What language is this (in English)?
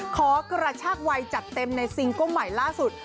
Thai